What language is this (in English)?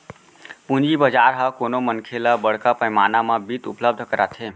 Chhattisgarhi